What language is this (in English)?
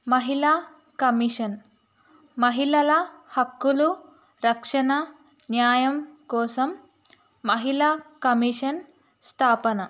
Telugu